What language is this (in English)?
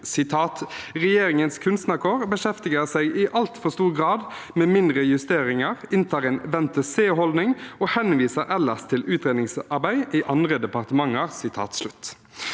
Norwegian